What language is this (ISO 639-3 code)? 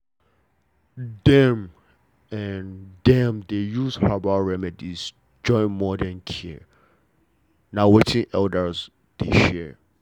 pcm